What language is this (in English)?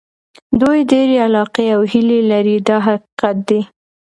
Pashto